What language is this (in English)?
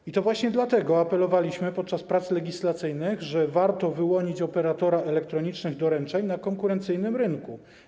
Polish